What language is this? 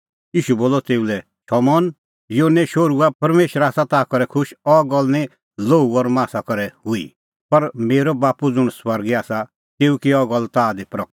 Kullu Pahari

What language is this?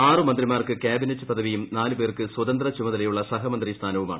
Malayalam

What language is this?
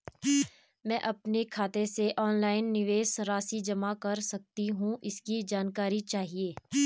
Hindi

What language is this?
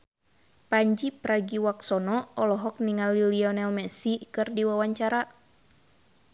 Sundanese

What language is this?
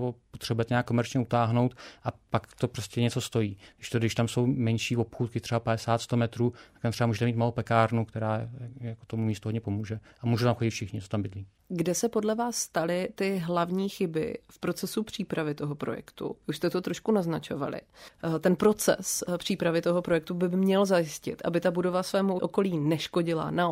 Czech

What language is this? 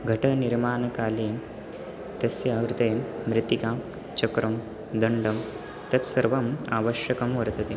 Sanskrit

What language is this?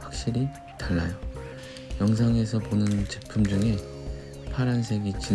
Korean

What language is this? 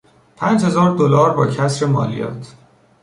Persian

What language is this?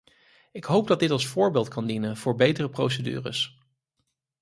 Dutch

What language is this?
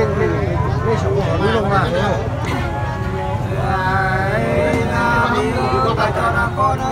Thai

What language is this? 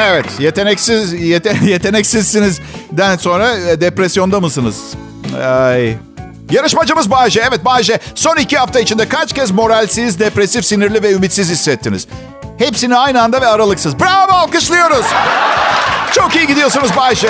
Turkish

